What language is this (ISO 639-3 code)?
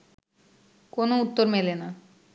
ben